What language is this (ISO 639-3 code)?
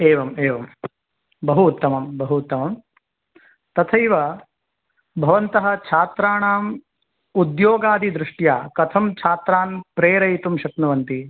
san